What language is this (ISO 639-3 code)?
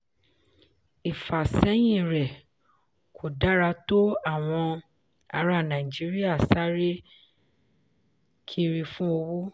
yor